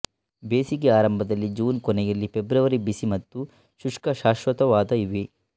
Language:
Kannada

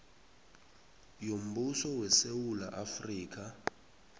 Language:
South Ndebele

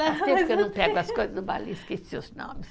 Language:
Portuguese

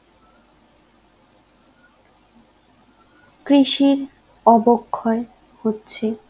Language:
Bangla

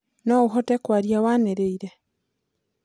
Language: Kikuyu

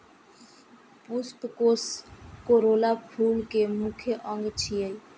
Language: Maithili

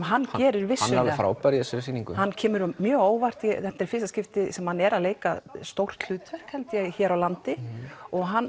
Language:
Icelandic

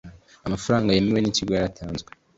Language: Kinyarwanda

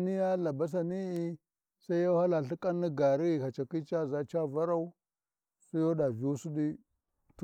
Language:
Warji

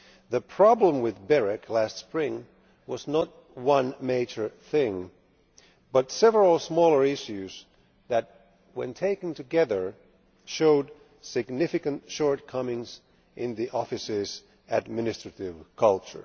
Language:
English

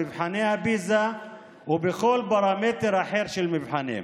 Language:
Hebrew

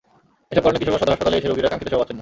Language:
Bangla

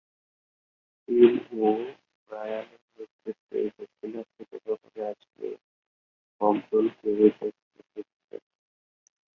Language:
Bangla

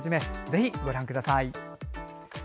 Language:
Japanese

